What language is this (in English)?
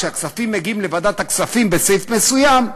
Hebrew